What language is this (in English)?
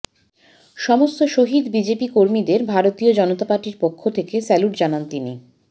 Bangla